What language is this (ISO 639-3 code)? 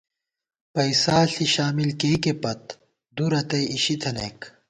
gwt